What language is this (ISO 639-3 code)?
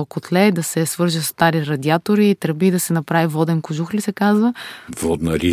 bul